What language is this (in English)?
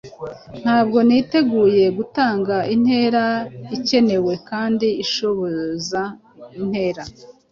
Kinyarwanda